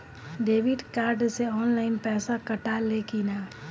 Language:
Bhojpuri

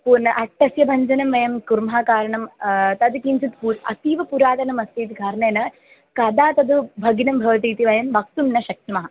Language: Sanskrit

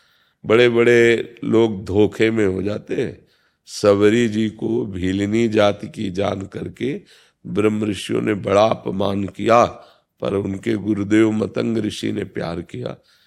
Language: Hindi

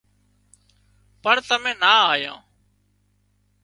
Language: Wadiyara Koli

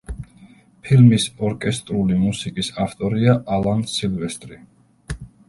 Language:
Georgian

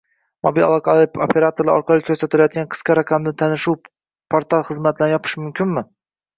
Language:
Uzbek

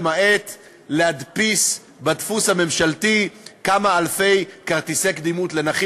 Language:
Hebrew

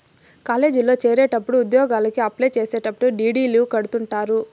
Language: Telugu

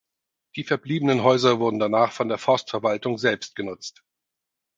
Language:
German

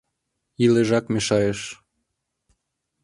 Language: Mari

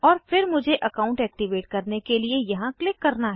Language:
Hindi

